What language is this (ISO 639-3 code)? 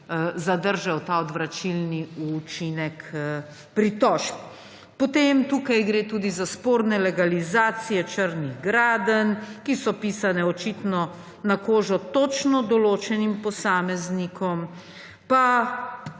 slv